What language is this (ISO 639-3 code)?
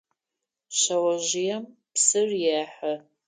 ady